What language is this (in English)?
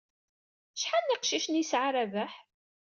Kabyle